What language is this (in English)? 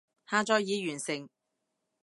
Cantonese